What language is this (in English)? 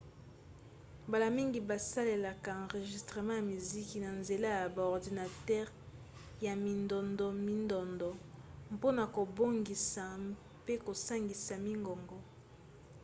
Lingala